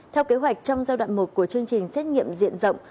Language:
Vietnamese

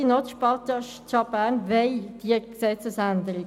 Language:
Swiss German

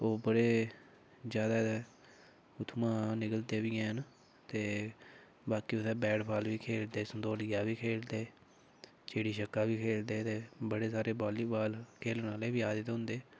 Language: Dogri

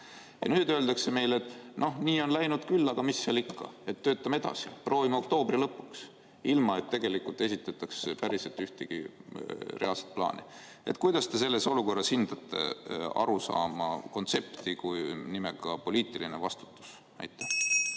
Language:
Estonian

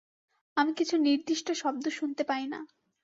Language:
Bangla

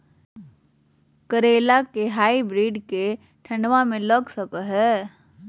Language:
Magahi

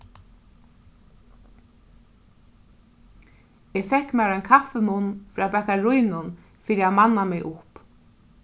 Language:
Faroese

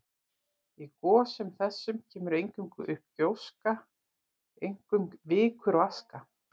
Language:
Icelandic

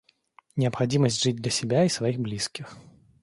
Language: Russian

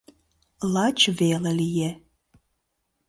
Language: Mari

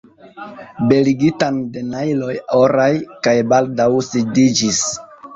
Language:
Esperanto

